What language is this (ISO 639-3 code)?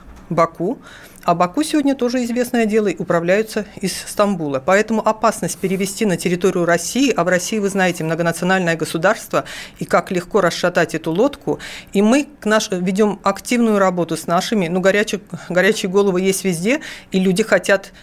rus